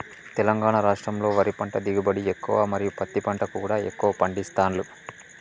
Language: Telugu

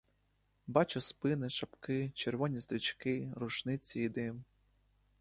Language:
Ukrainian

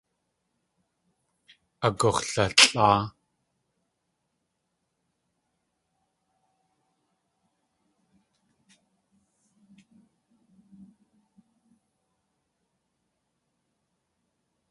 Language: Tlingit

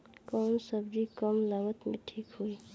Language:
Bhojpuri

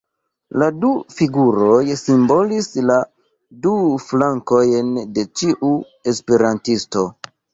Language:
Esperanto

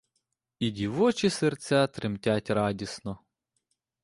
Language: Ukrainian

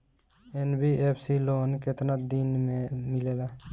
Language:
Bhojpuri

